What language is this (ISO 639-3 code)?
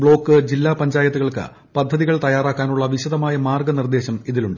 mal